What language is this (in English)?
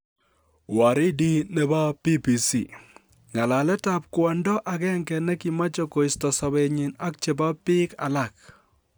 Kalenjin